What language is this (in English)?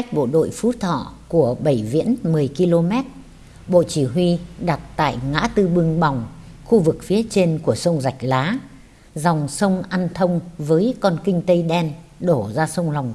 Vietnamese